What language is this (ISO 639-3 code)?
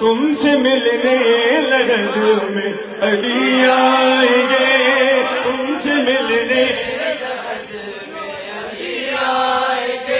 urd